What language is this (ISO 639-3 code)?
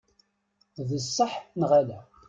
kab